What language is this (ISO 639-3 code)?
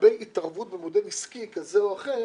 heb